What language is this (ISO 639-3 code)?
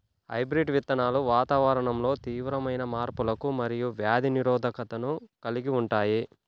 tel